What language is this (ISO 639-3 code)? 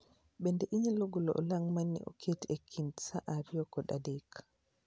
luo